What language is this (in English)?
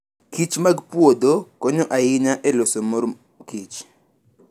Luo (Kenya and Tanzania)